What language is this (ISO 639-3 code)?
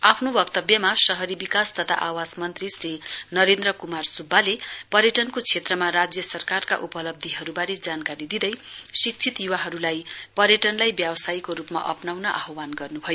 nep